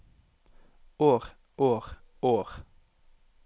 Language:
Norwegian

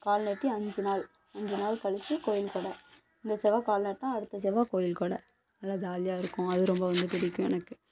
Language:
Tamil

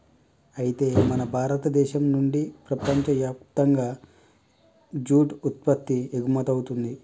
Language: Telugu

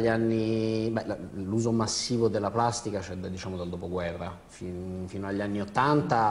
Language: Italian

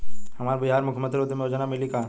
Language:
Bhojpuri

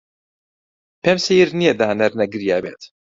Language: Central Kurdish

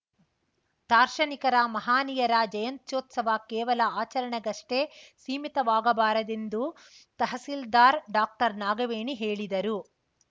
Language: Kannada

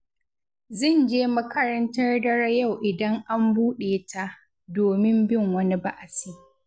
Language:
Hausa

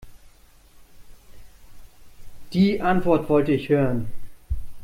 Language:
German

